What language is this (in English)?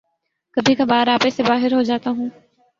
Urdu